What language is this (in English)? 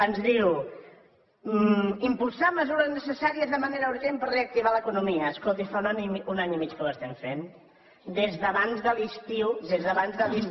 Catalan